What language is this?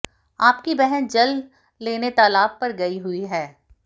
Hindi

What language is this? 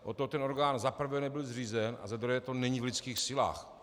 Czech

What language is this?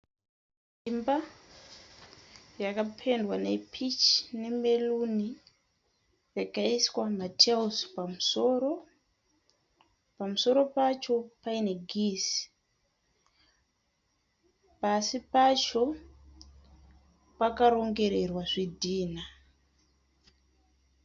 Shona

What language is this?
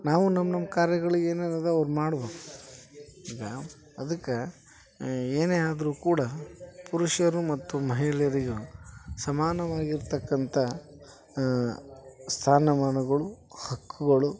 Kannada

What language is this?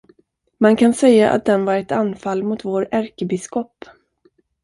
Swedish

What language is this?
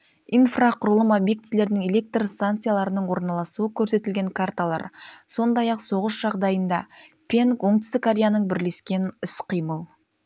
Kazakh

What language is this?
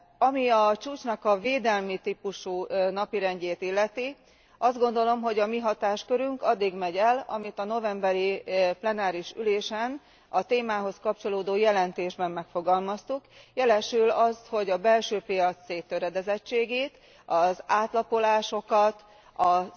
Hungarian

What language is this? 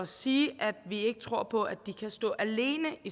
Danish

